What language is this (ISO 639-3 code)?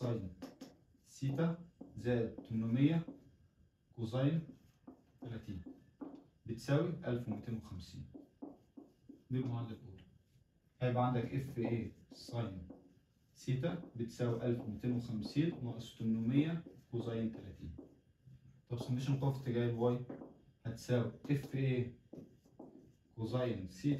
ara